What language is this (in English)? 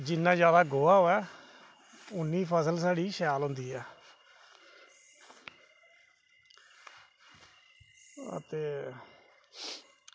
Dogri